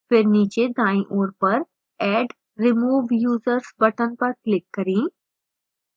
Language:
Hindi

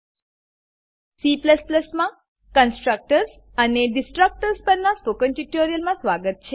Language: Gujarati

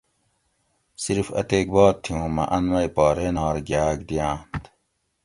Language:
Gawri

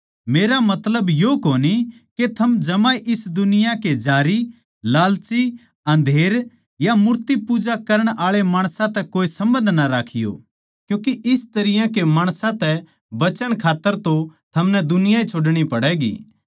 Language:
Haryanvi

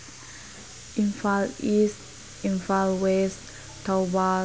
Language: Manipuri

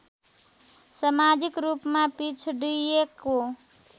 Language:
Nepali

